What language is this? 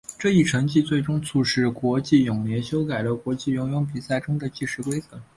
Chinese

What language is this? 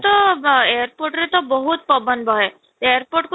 Odia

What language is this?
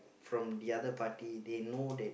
English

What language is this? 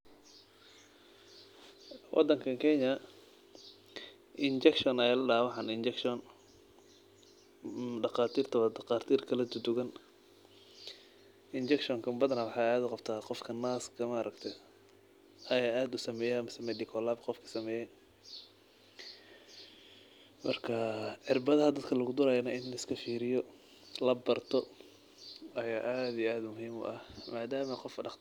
Somali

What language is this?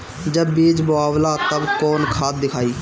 Bhojpuri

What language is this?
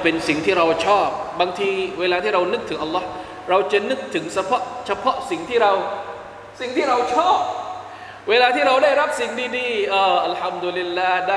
Thai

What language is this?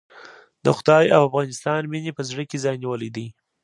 Pashto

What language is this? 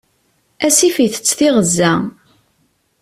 Kabyle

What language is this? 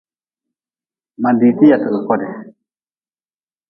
Nawdm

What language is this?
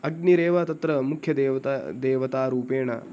Sanskrit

